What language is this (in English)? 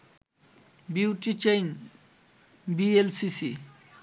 Bangla